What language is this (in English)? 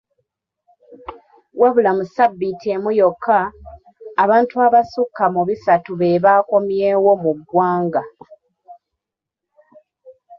Ganda